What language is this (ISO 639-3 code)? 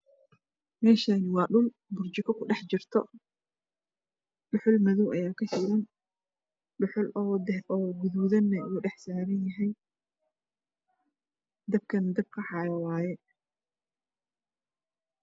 som